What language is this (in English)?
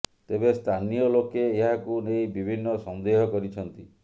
Odia